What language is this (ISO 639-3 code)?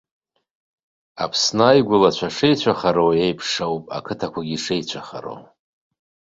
abk